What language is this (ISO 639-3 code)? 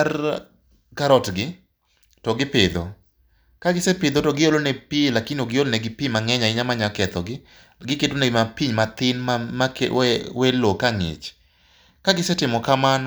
luo